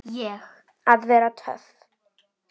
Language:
Icelandic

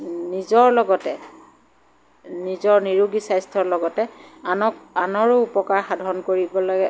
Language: Assamese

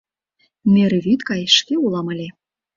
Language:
Mari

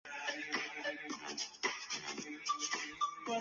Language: Chinese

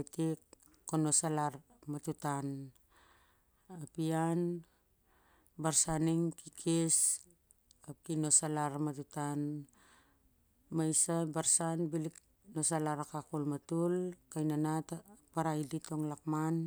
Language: Siar-Lak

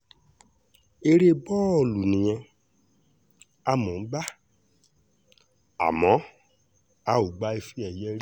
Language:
Yoruba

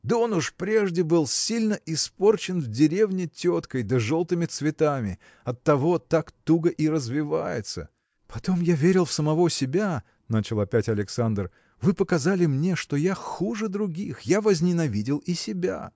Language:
Russian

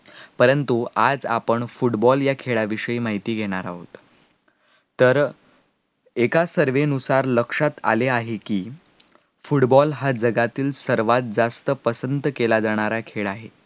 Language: Marathi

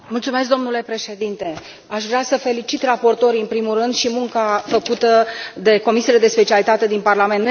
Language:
Romanian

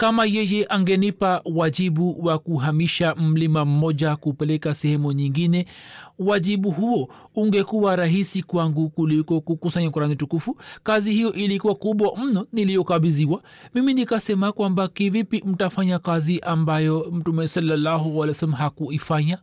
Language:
Swahili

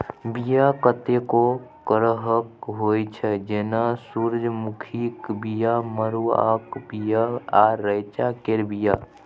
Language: Maithili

